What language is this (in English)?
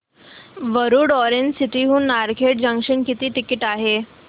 Marathi